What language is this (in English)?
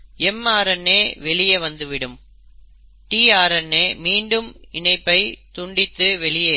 Tamil